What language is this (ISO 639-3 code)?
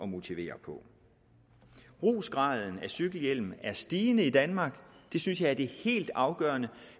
dan